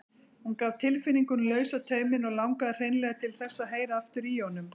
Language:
Icelandic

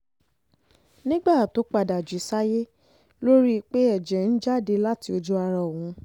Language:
Yoruba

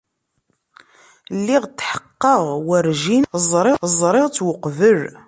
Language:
Kabyle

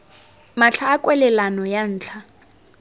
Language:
Tswana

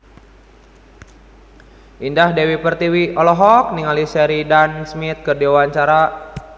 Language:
Sundanese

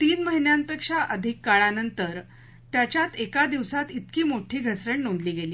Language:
Marathi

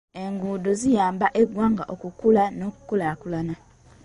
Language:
Ganda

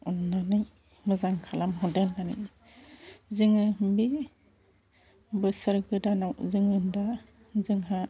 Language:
Bodo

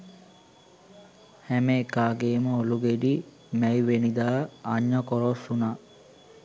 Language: Sinhala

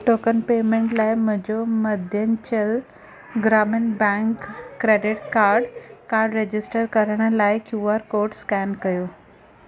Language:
Sindhi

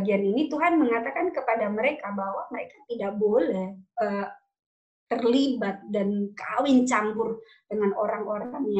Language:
Indonesian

